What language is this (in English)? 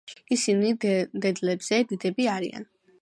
Georgian